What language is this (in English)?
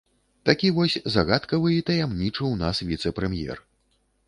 Belarusian